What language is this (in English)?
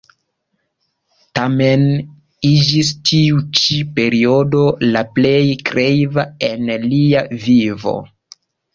Esperanto